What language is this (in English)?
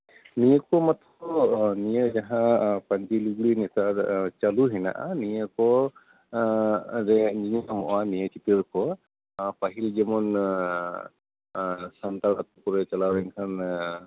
Santali